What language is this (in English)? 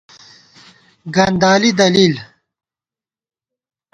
Gawar-Bati